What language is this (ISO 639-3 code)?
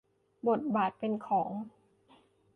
tha